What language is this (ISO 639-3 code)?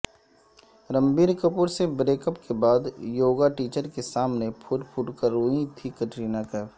urd